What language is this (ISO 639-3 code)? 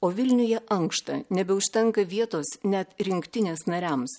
lit